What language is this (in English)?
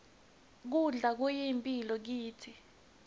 Swati